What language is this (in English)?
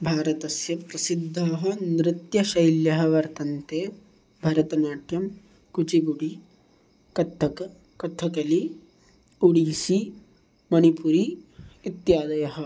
Sanskrit